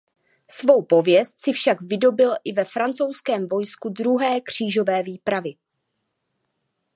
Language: Czech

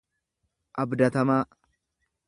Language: Oromo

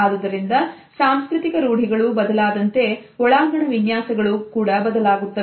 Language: Kannada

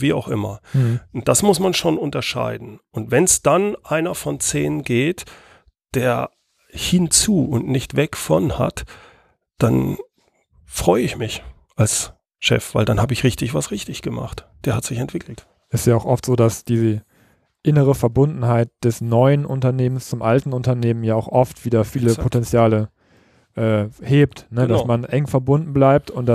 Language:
German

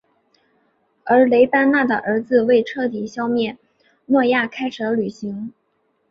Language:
Chinese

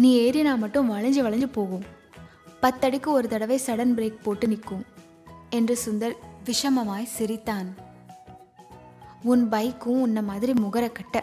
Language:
Tamil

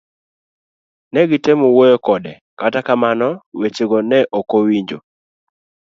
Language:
Luo (Kenya and Tanzania)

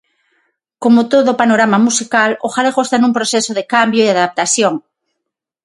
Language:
Galician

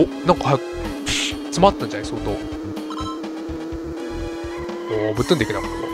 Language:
Japanese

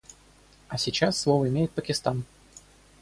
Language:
Russian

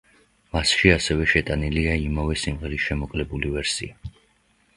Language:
Georgian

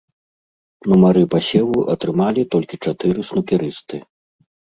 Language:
Belarusian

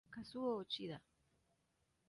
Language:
Spanish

